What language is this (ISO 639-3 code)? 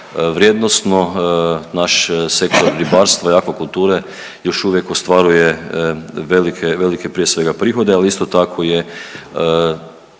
hrv